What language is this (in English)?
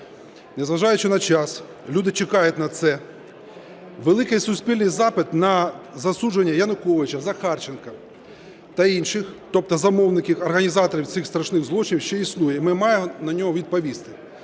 Ukrainian